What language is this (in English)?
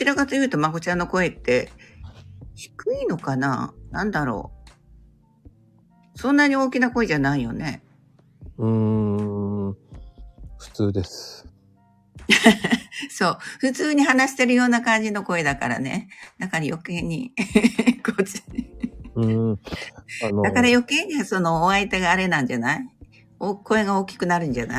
Japanese